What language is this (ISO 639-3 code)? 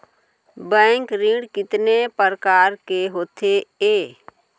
hne